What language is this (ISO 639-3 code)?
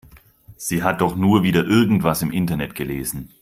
deu